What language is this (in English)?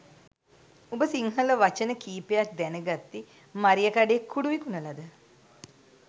Sinhala